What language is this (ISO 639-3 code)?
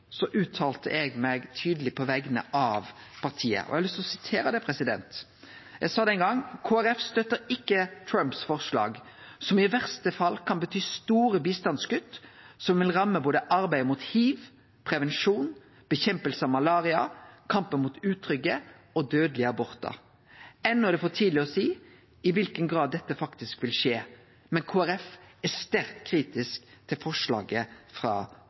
nno